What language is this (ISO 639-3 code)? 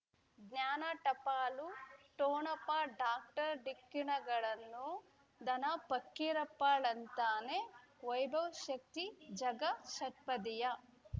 kan